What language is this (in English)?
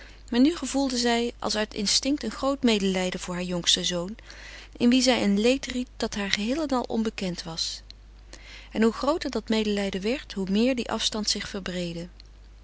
Dutch